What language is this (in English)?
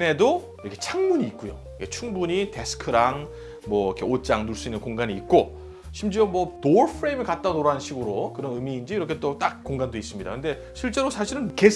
Korean